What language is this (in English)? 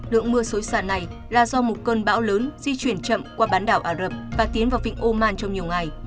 Vietnamese